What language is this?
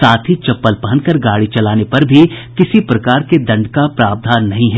Hindi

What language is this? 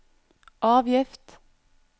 Norwegian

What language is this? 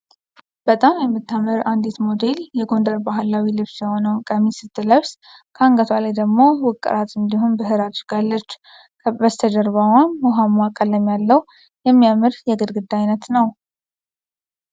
Amharic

